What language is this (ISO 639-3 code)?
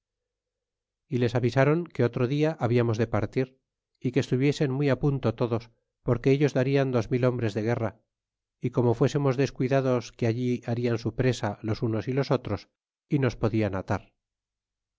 spa